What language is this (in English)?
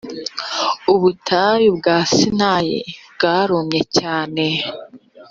Kinyarwanda